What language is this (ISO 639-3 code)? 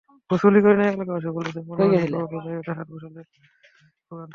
ben